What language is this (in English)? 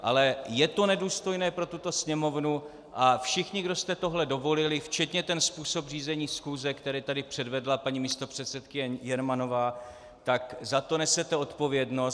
Czech